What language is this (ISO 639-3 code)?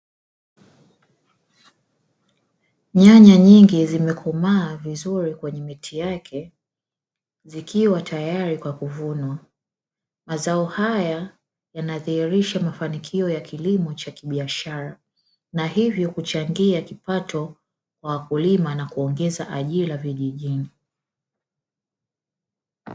swa